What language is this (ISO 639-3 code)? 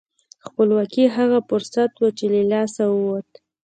pus